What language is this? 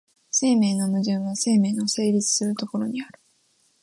Japanese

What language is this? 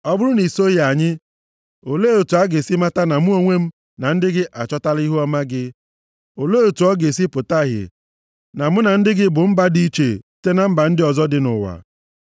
Igbo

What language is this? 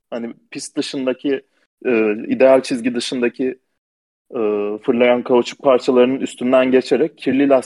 Turkish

